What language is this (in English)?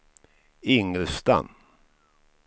Swedish